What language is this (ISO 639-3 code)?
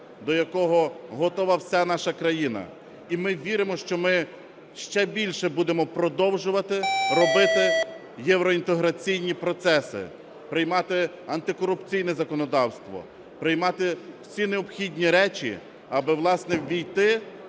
ukr